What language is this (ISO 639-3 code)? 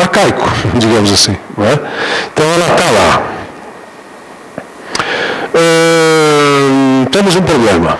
por